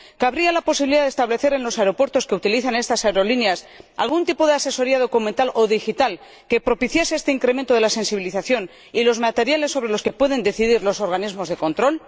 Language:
Spanish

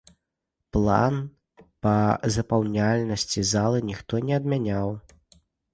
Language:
Belarusian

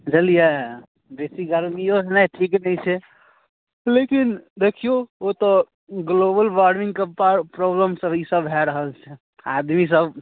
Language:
Maithili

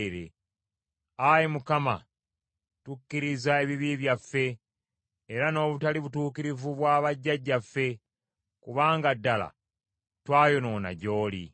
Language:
Ganda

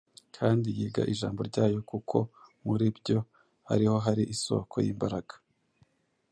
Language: Kinyarwanda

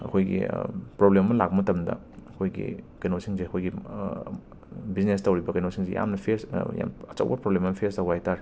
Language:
Manipuri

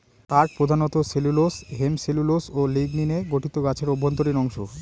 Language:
Bangla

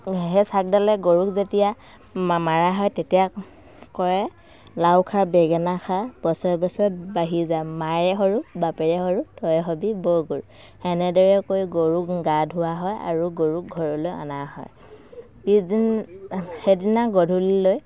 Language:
Assamese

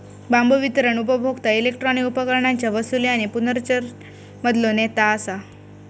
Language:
Marathi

